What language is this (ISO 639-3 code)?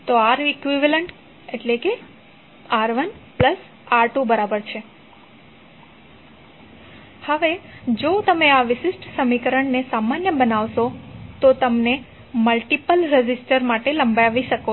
guj